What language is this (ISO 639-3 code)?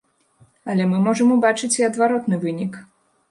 bel